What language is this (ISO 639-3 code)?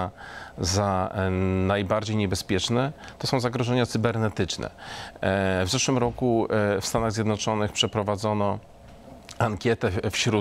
pol